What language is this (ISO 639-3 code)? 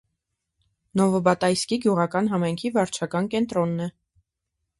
hye